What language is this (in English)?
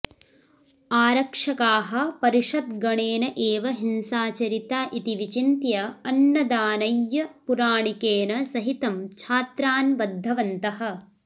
Sanskrit